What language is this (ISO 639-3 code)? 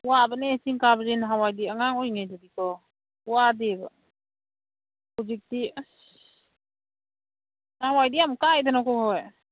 mni